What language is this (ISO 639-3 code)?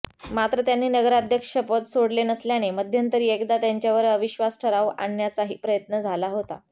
mar